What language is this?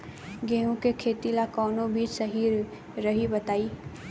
Bhojpuri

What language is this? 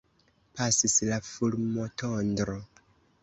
Esperanto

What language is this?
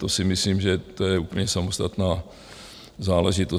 Czech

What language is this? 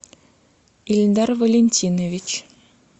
Russian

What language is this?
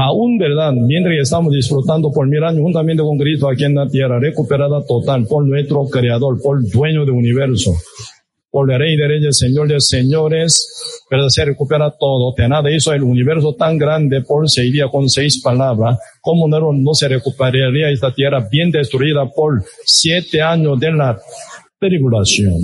Spanish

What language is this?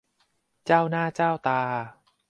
Thai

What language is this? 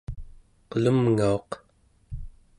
Central Yupik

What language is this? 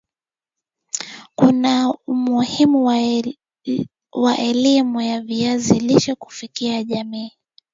Swahili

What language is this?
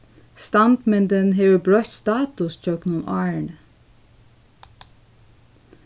Faroese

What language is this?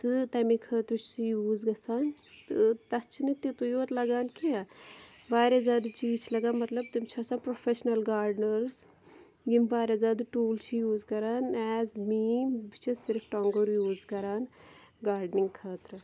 Kashmiri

